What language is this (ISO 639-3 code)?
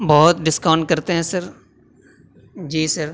urd